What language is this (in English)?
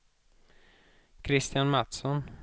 Swedish